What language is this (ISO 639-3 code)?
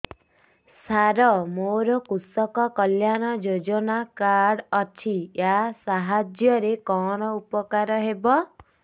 ori